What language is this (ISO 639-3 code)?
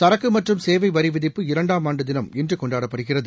tam